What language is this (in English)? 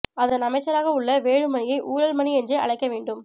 Tamil